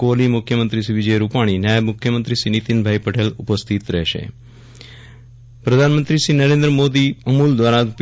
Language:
Gujarati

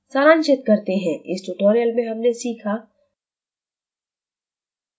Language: Hindi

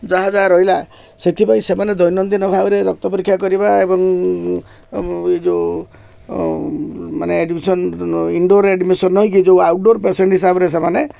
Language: Odia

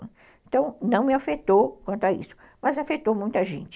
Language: Portuguese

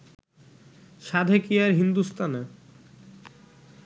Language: Bangla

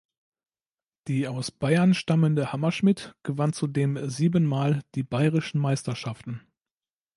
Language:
German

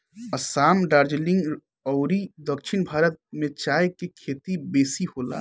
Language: Bhojpuri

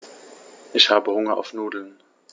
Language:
German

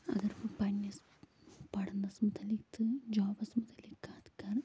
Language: Kashmiri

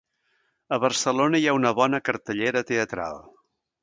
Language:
Catalan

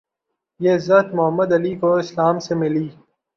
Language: Urdu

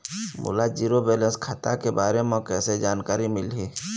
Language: Chhattisgarhi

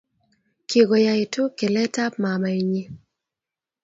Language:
Kalenjin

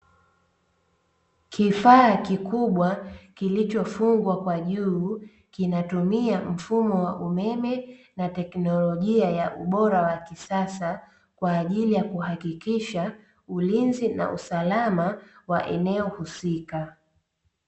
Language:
Swahili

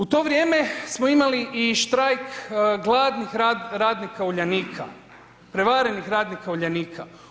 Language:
Croatian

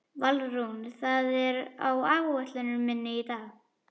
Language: Icelandic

